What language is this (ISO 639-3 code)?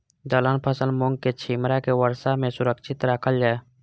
mai